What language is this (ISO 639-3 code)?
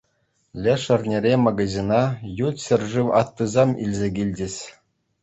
chv